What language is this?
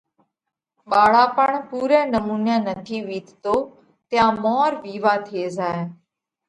Parkari Koli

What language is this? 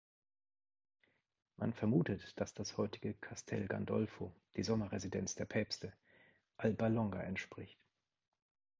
German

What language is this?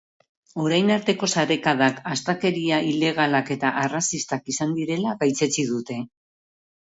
Basque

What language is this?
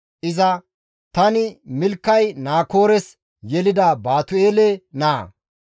Gamo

